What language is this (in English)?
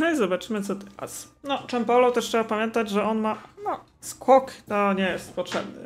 Polish